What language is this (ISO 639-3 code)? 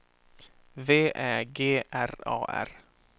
swe